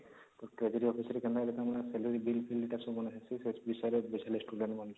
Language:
Odia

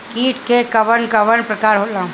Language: Bhojpuri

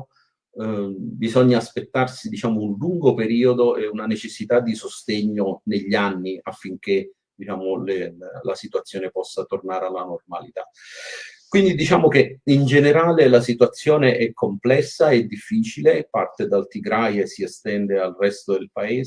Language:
Italian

